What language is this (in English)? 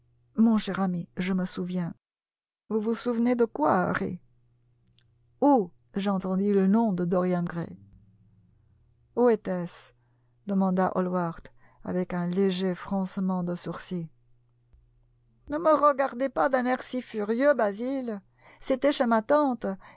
French